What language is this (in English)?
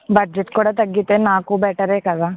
Telugu